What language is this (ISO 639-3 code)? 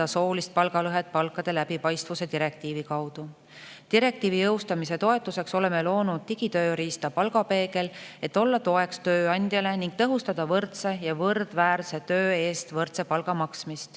est